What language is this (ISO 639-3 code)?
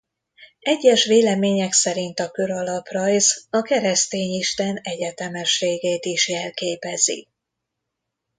hun